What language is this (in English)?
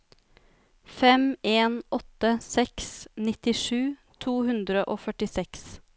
Norwegian